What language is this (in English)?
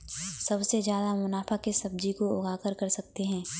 Hindi